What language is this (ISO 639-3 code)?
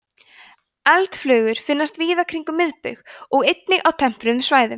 isl